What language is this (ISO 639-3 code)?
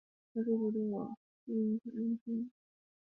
zho